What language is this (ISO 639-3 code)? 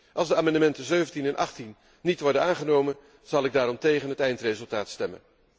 nld